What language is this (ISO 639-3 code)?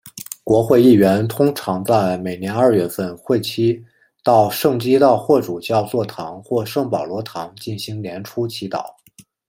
zho